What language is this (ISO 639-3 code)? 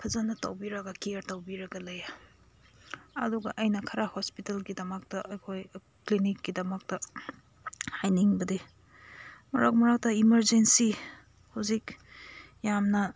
mni